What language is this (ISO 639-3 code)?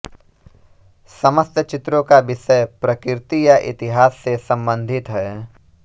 hin